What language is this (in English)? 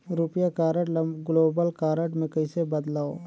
Chhattisgarhi